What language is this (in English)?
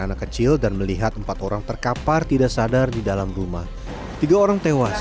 Indonesian